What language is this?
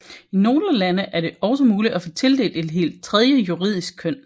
Danish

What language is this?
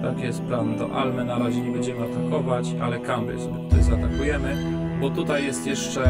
Polish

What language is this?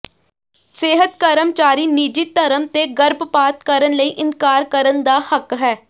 Punjabi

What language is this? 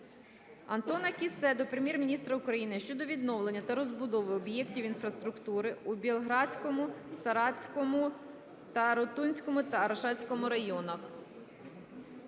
Ukrainian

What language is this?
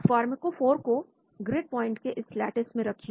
Hindi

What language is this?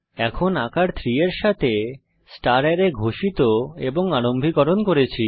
Bangla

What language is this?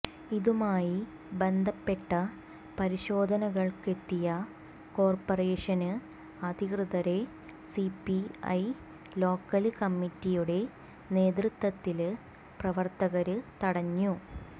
Malayalam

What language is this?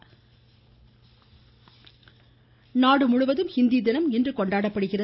Tamil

